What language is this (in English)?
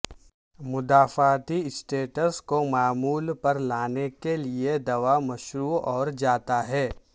Urdu